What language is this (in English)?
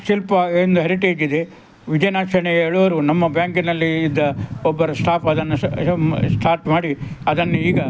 Kannada